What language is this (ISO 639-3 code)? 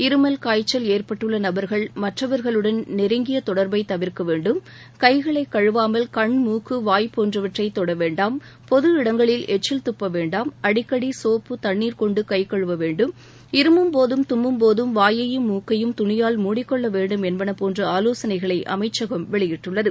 tam